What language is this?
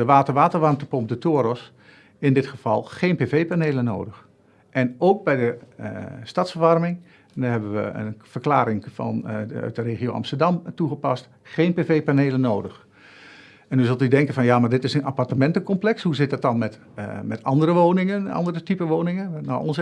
Dutch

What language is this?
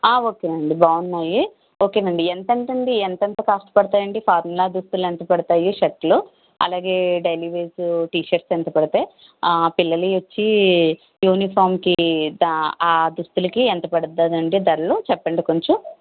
Telugu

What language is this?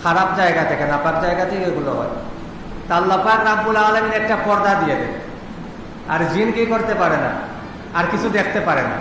Bangla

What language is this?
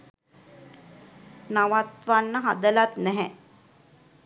Sinhala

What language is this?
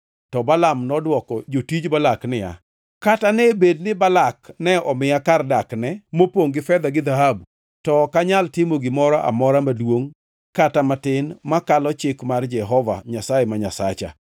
Luo (Kenya and Tanzania)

